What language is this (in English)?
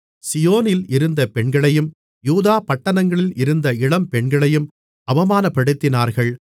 Tamil